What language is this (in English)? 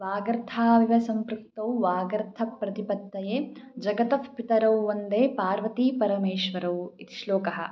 Sanskrit